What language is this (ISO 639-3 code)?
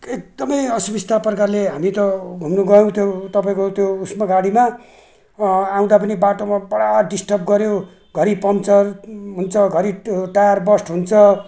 nep